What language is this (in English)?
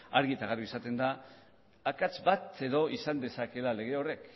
Basque